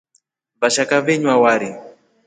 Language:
Rombo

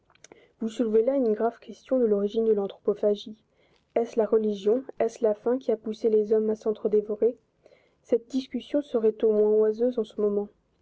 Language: French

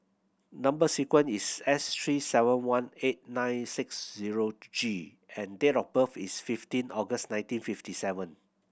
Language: English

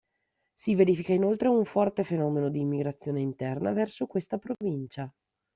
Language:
Italian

